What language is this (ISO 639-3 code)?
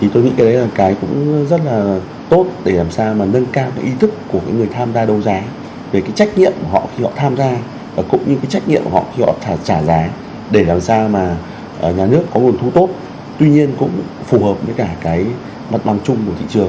vie